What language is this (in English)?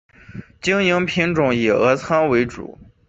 Chinese